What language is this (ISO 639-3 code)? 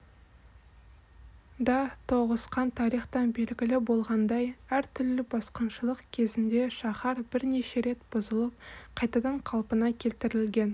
kaz